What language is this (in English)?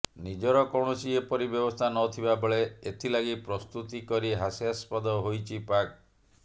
Odia